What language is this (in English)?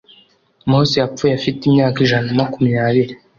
Kinyarwanda